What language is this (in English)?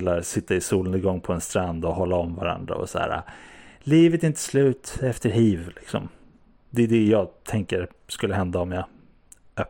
Swedish